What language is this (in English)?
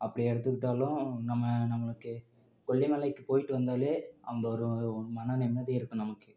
Tamil